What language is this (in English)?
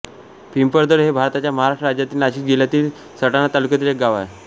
Marathi